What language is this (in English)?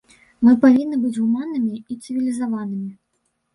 Belarusian